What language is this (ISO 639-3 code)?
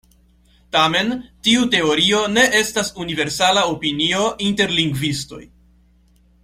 epo